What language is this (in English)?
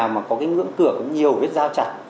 Vietnamese